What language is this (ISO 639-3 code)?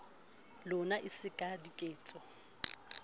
sot